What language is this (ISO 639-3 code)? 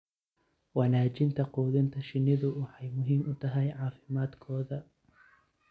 som